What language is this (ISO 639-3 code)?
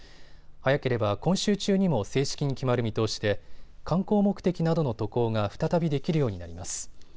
jpn